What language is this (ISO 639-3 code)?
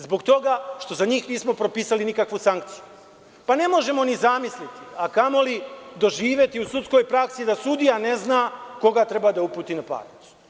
srp